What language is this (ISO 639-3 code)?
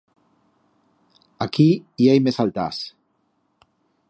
arg